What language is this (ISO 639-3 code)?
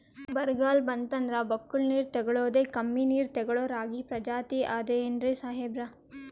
kan